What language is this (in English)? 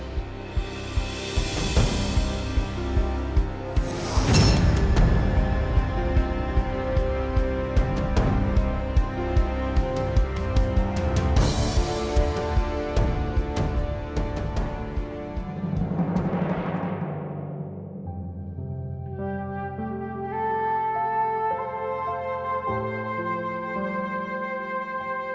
Indonesian